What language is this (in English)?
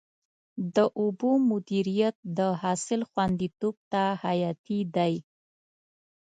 Pashto